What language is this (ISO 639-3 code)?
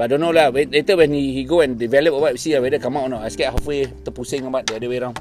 msa